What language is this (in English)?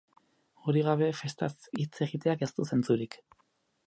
Basque